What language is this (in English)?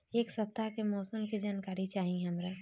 Bhojpuri